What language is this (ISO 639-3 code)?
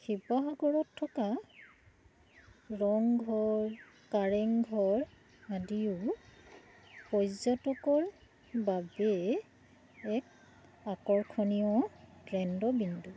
asm